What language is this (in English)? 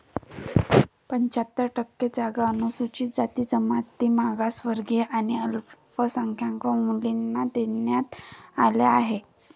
Marathi